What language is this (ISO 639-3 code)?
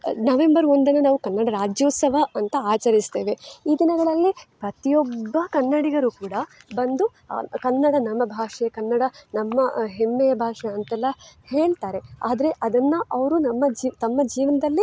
kan